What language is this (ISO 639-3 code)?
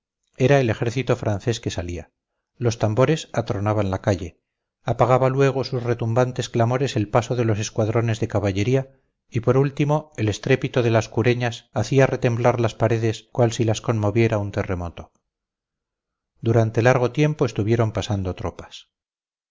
spa